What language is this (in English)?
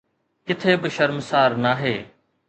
Sindhi